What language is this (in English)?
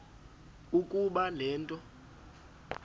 Xhosa